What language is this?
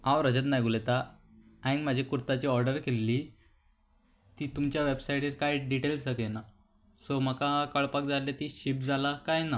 Konkani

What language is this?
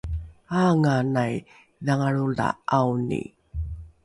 Rukai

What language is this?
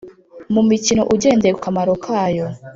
Kinyarwanda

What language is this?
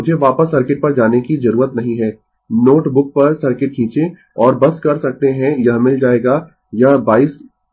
Hindi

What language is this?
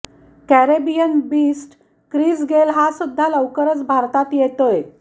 Marathi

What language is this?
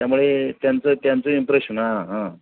Marathi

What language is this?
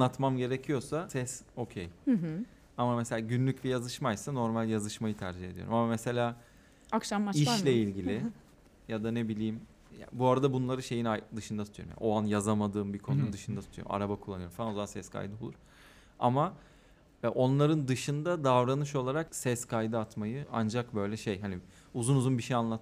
Turkish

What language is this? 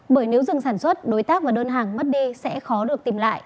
Vietnamese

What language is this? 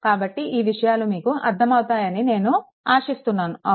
Telugu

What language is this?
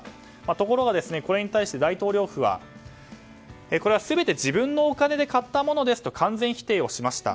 Japanese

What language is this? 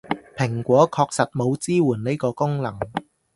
Cantonese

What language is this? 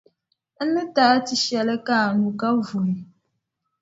Dagbani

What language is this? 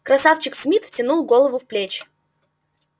Russian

